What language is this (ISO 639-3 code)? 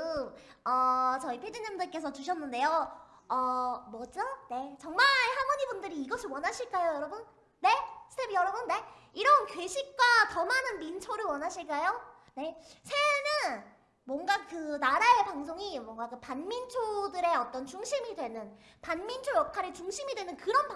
kor